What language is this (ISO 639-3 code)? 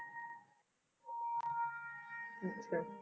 pan